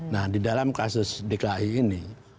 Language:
Indonesian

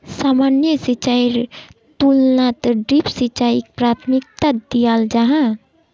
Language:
Magahi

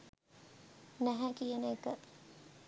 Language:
Sinhala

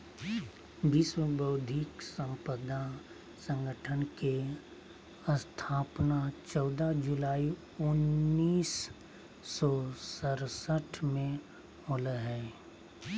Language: Magahi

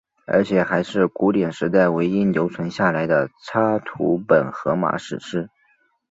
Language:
Chinese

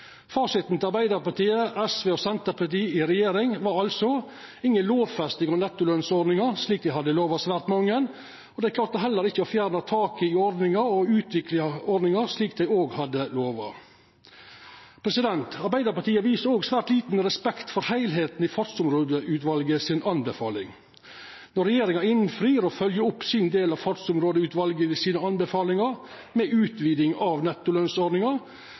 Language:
Norwegian Nynorsk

